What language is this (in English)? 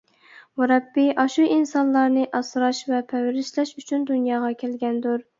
Uyghur